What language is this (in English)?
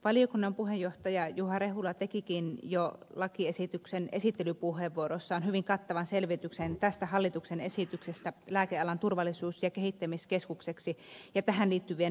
Finnish